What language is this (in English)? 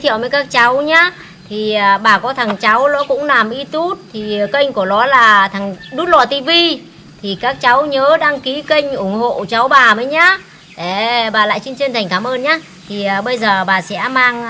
Vietnamese